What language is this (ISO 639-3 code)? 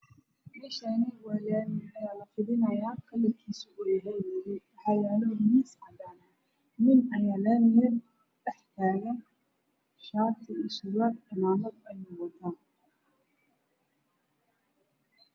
som